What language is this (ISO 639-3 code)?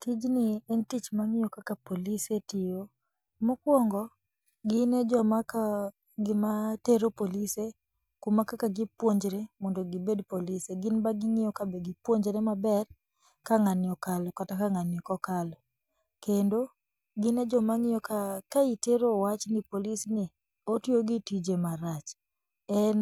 luo